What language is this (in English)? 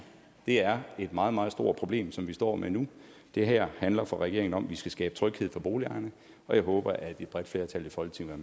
Danish